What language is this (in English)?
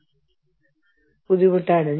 Malayalam